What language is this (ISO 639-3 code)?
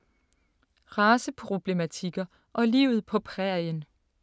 dan